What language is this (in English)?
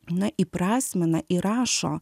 Lithuanian